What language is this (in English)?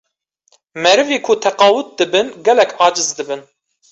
Kurdish